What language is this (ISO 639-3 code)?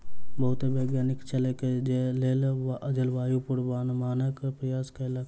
mai